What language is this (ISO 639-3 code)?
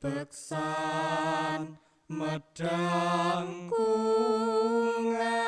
ind